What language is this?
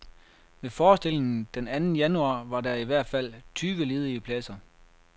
Danish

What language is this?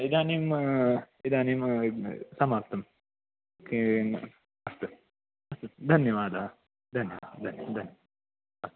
Sanskrit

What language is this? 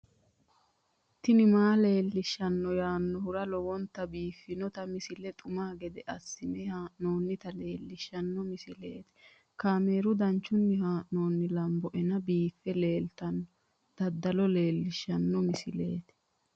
Sidamo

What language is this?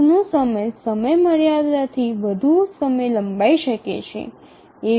Gujarati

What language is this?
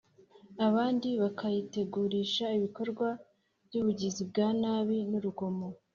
Kinyarwanda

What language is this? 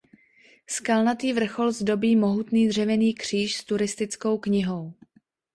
Czech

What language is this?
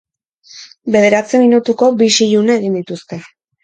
Basque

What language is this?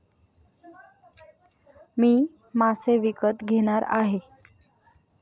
Marathi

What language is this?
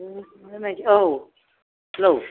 Bodo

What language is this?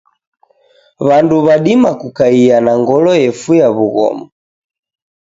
Taita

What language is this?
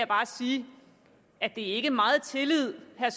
Danish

